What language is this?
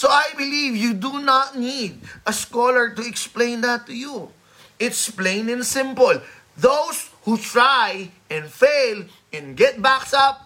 Filipino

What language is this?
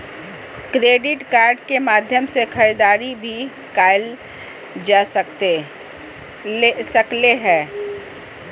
Magahi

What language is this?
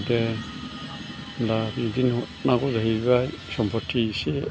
Bodo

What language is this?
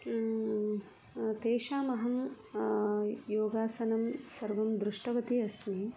Sanskrit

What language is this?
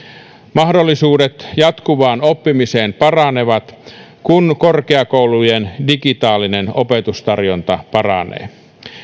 Finnish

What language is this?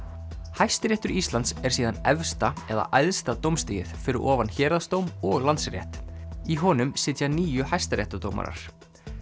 Icelandic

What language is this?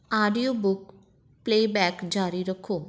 Punjabi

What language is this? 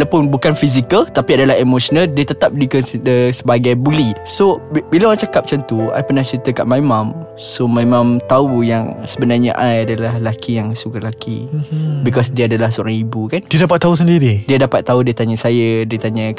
Malay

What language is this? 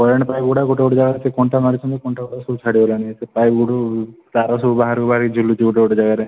Odia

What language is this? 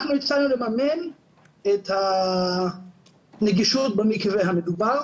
Hebrew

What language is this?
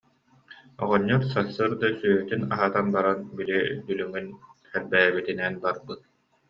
Yakut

